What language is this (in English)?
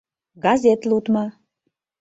Mari